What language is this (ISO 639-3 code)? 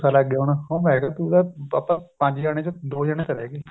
pan